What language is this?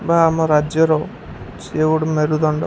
Odia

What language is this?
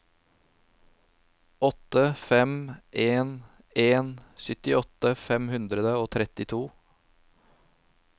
Norwegian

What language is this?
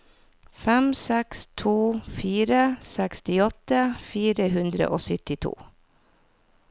Norwegian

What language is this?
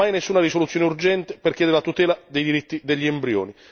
Italian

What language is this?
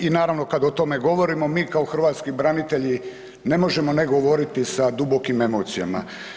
Croatian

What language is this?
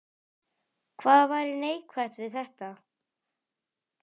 Icelandic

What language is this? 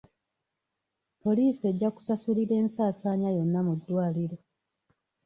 Ganda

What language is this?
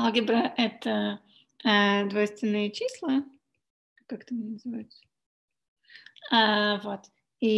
Russian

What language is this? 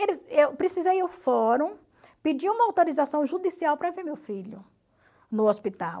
Portuguese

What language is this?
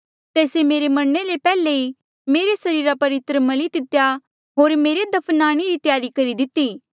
Mandeali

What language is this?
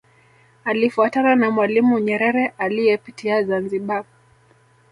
Swahili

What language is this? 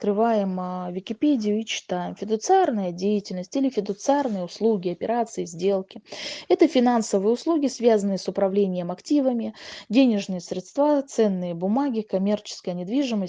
Russian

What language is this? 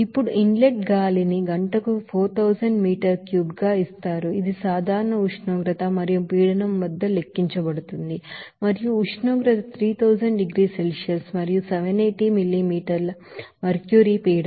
Telugu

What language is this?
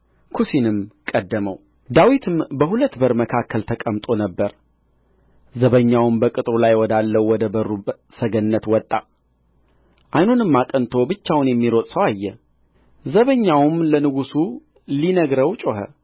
Amharic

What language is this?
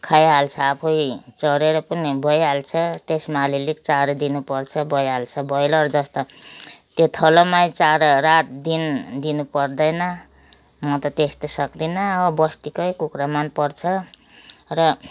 Nepali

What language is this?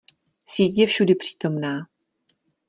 Czech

